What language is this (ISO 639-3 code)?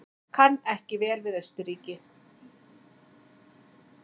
isl